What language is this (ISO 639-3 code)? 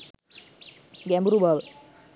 sin